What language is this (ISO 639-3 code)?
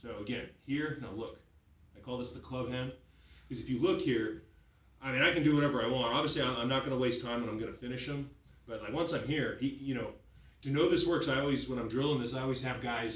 eng